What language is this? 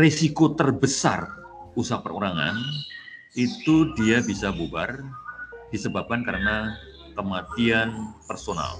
Indonesian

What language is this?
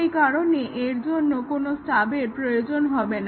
Bangla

